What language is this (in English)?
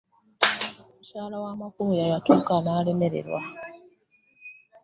Ganda